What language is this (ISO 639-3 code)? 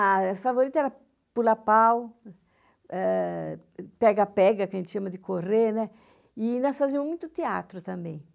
por